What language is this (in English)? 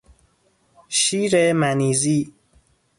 Persian